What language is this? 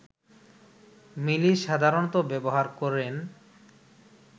Bangla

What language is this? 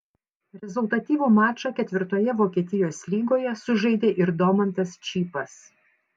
Lithuanian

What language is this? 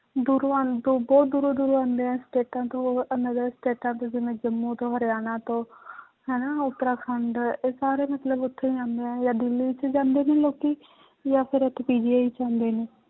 Punjabi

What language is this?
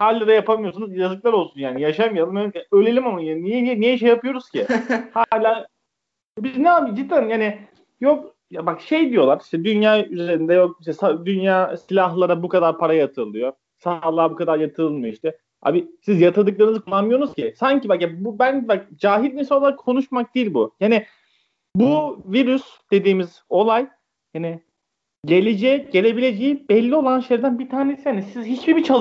Turkish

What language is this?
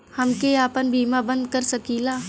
Bhojpuri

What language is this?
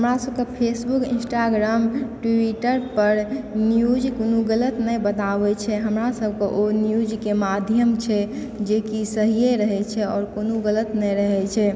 Maithili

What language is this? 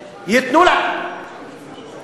Hebrew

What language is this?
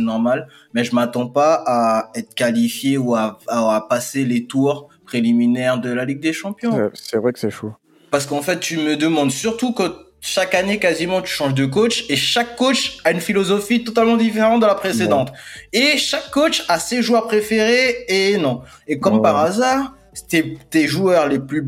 French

